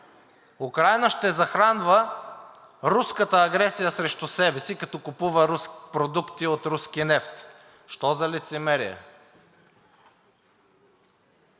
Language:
Bulgarian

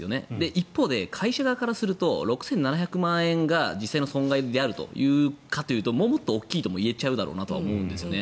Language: Japanese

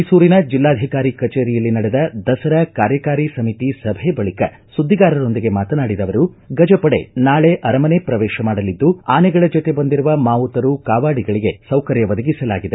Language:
Kannada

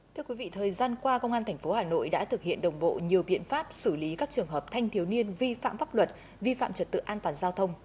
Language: Vietnamese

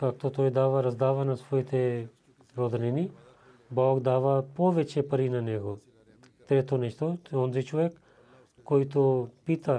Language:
Bulgarian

